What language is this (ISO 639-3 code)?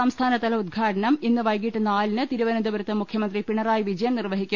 mal